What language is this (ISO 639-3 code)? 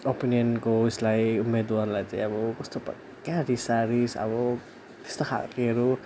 nep